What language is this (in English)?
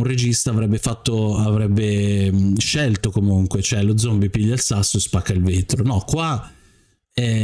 Italian